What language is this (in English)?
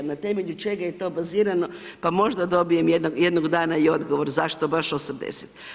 Croatian